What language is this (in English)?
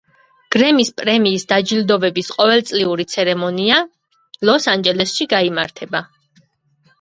Georgian